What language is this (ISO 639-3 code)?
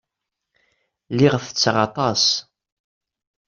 kab